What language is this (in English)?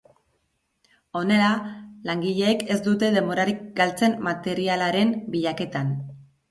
Basque